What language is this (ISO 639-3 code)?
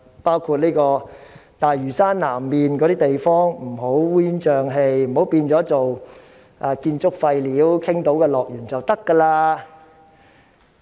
yue